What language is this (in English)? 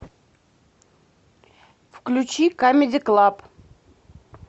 Russian